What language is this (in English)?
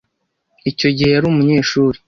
Kinyarwanda